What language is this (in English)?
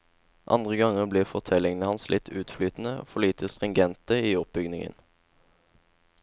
Norwegian